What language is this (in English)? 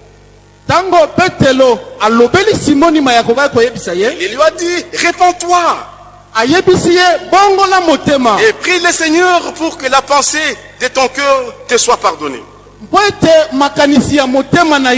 French